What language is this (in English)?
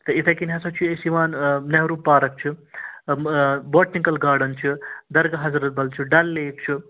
Kashmiri